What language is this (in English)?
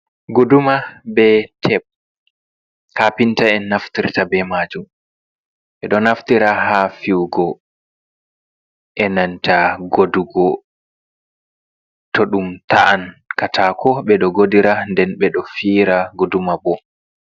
Fula